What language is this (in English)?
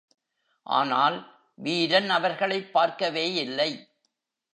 Tamil